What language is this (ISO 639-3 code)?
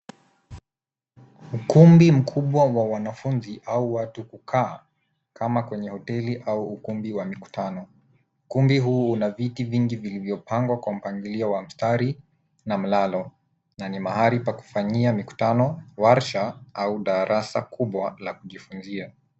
swa